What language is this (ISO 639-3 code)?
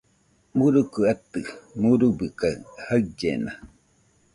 hux